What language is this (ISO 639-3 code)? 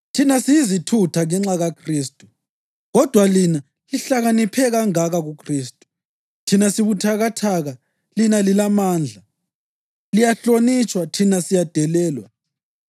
nde